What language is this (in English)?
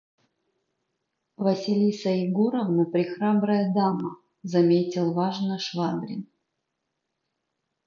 Russian